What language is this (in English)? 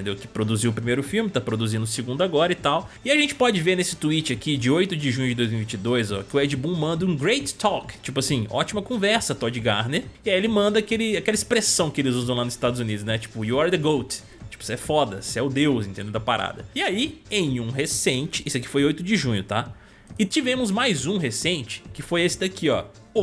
Portuguese